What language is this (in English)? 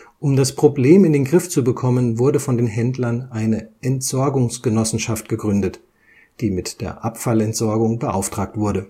German